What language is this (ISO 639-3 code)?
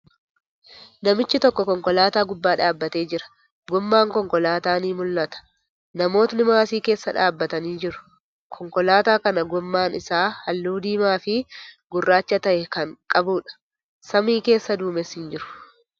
orm